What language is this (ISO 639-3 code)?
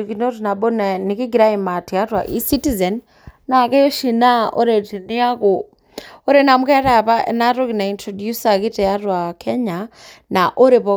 mas